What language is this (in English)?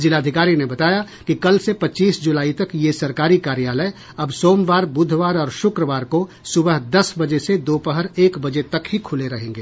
Hindi